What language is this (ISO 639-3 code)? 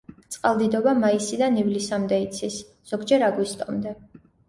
kat